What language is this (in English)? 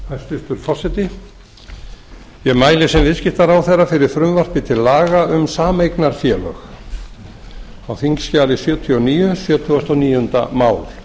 Icelandic